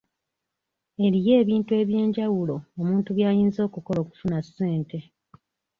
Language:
Ganda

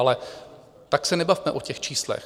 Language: Czech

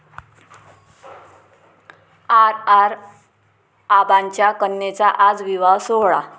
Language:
Marathi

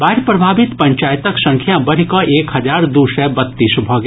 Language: Maithili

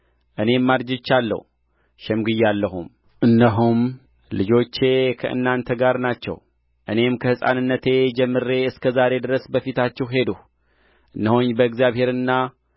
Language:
Amharic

